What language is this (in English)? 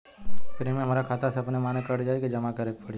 Bhojpuri